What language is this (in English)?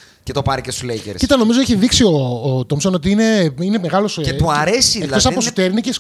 Greek